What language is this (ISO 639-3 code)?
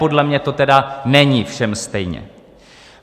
ces